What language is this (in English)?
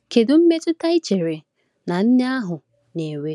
Igbo